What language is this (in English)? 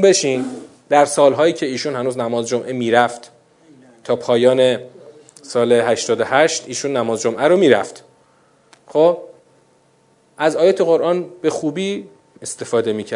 Persian